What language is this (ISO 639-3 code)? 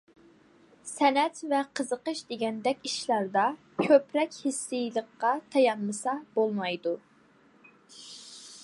uig